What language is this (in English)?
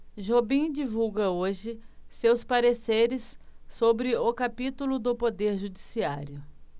Portuguese